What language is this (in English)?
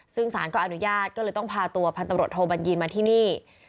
Thai